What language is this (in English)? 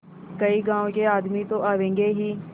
Hindi